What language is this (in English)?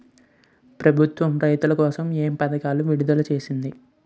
Telugu